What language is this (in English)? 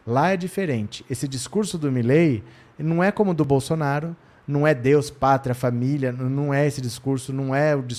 Portuguese